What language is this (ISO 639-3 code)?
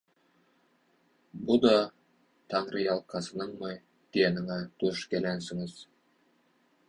tuk